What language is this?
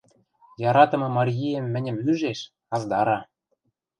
Western Mari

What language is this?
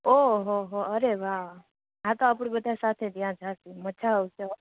Gujarati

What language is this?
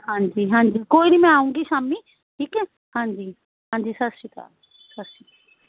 Punjabi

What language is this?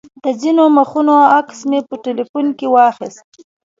Pashto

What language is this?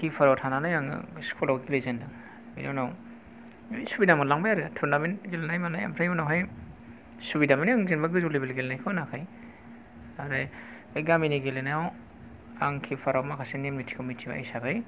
Bodo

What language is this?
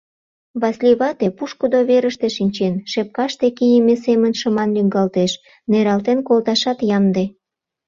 Mari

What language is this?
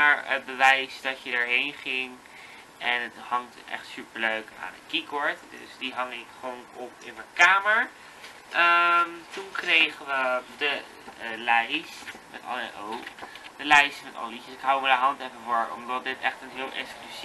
Dutch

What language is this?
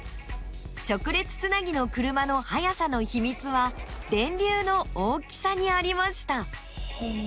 Japanese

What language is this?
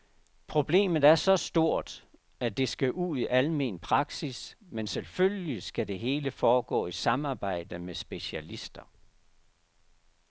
Danish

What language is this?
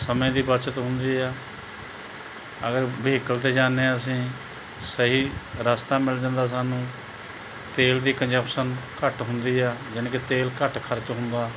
Punjabi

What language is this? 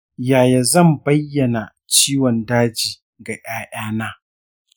Hausa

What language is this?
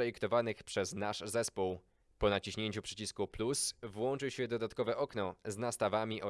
Polish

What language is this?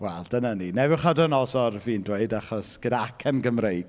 Welsh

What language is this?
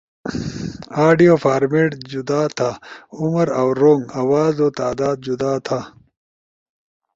Ushojo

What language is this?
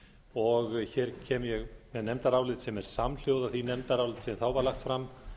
Icelandic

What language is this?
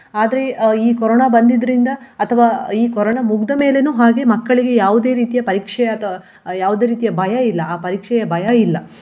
Kannada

